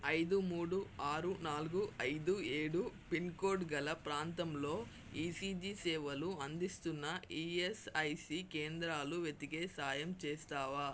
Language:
Telugu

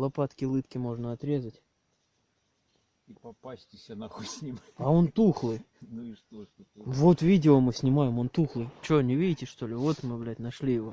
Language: Russian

